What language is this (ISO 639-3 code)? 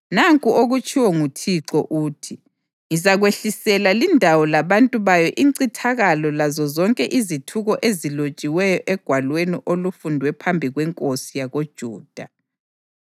nde